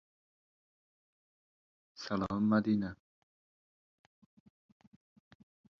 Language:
Uzbek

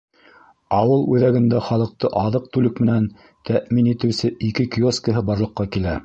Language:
Bashkir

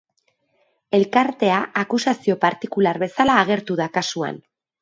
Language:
Basque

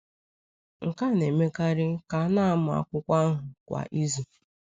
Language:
Igbo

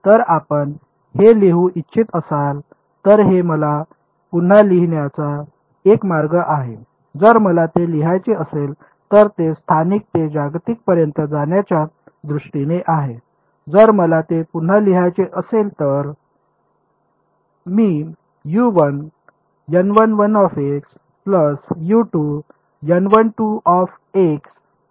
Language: Marathi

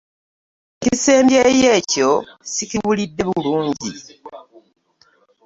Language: Ganda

